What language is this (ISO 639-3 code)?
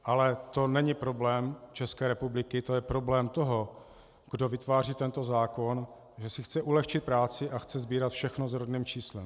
ces